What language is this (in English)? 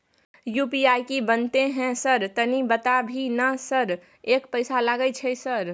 Maithili